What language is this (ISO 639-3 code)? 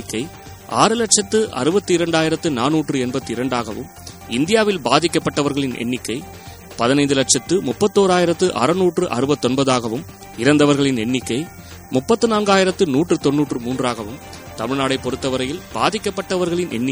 tam